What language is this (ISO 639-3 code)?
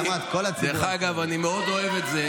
heb